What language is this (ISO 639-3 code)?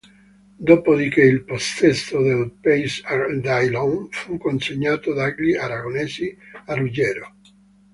ita